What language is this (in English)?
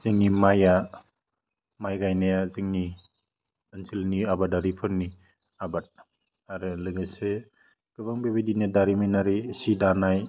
Bodo